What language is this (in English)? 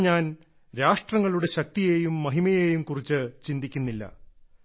Malayalam